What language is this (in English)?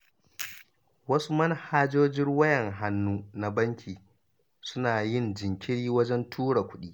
Hausa